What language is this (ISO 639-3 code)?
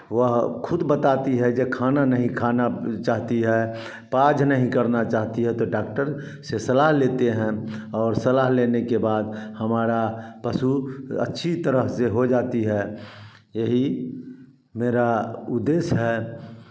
hin